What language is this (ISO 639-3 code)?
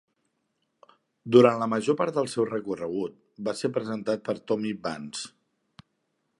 cat